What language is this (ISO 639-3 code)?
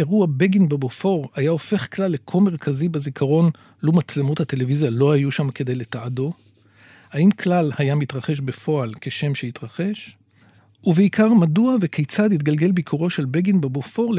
heb